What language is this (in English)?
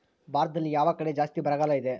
Kannada